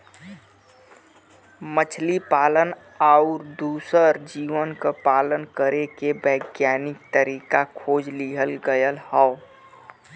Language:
Bhojpuri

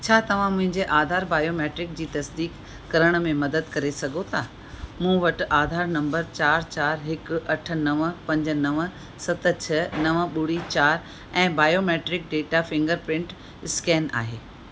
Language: Sindhi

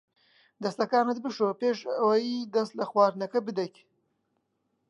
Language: Central Kurdish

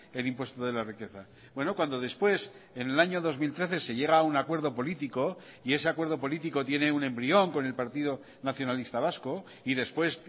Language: Spanish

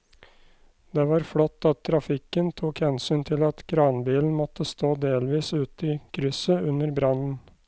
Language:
Norwegian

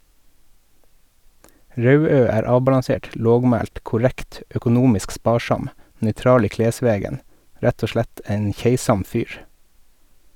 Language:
Norwegian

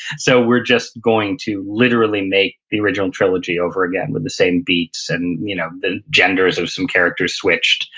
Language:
English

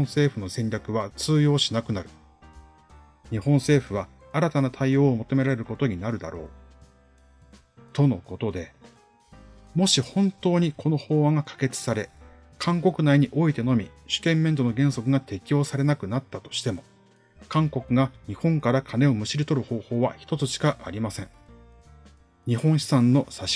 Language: Japanese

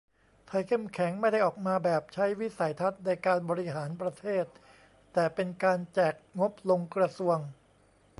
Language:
Thai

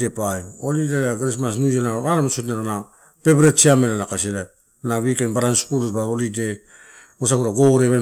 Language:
Torau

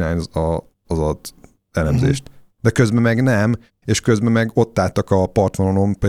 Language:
Hungarian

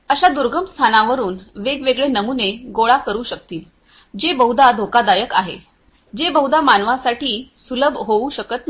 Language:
Marathi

